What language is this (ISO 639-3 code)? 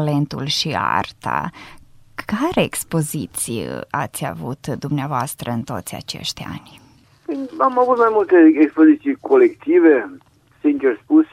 ron